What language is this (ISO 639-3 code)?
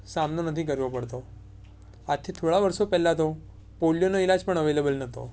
guj